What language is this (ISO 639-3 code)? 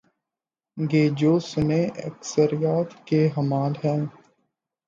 urd